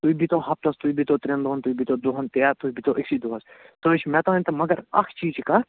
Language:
Kashmiri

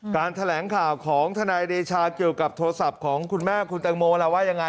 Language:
Thai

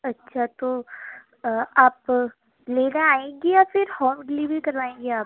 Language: Urdu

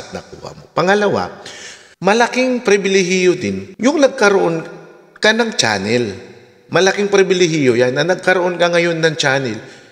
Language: Filipino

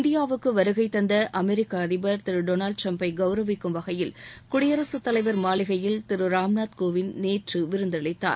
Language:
Tamil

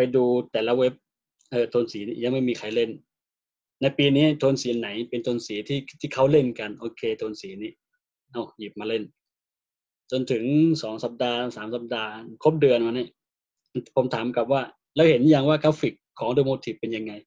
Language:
Thai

